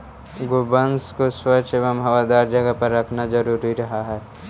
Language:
Magahi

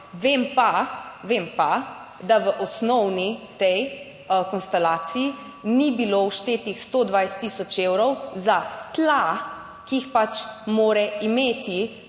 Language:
Slovenian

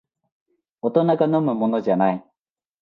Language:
Japanese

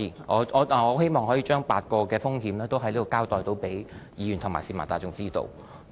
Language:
Cantonese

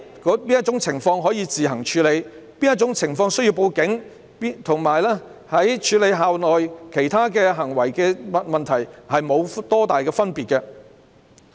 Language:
Cantonese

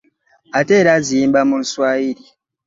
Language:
Ganda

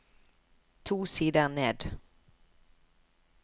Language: Norwegian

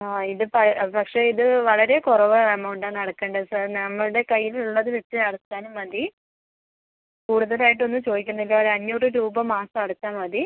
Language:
Malayalam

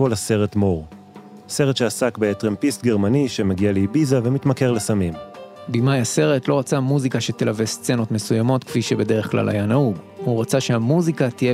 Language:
Hebrew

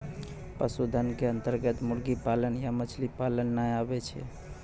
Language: Maithili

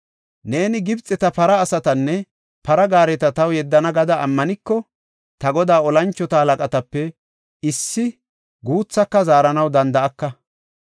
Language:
Gofa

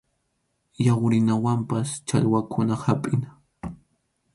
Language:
Arequipa-La Unión Quechua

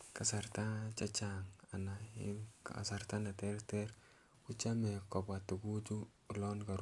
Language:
Kalenjin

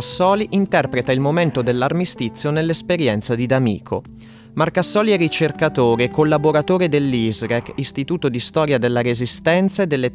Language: Italian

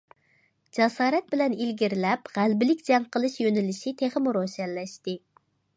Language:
Uyghur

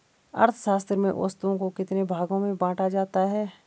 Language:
Hindi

